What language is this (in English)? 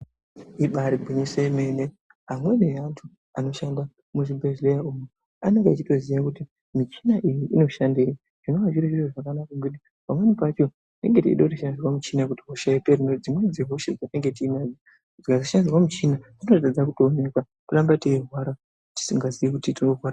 Ndau